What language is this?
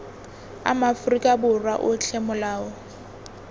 Tswana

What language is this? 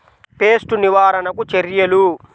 Telugu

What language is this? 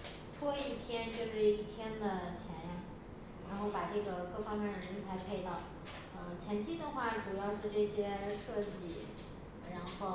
Chinese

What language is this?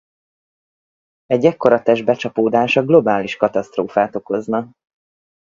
Hungarian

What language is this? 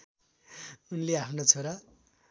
Nepali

